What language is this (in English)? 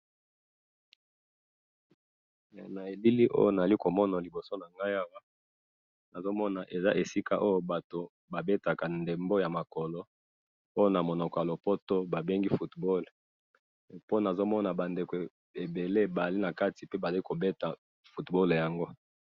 Lingala